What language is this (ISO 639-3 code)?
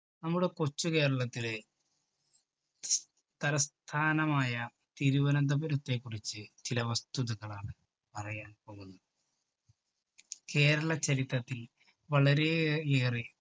mal